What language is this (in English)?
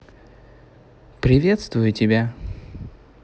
Russian